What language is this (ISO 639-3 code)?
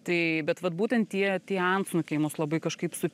lit